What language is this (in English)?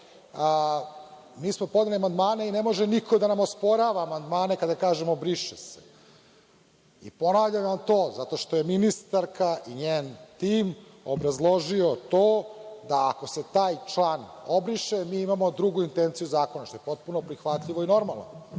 Serbian